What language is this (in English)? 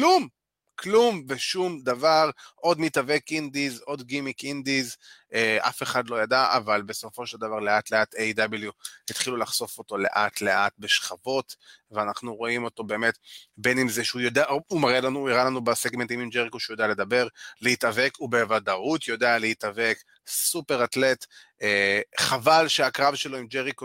Hebrew